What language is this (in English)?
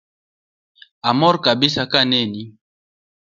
Luo (Kenya and Tanzania)